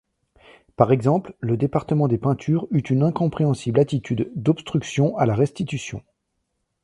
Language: French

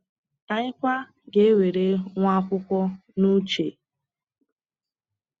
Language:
Igbo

